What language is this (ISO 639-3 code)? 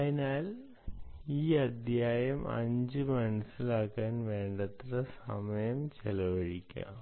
mal